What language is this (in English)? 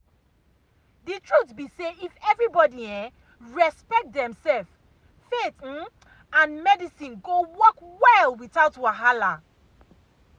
Nigerian Pidgin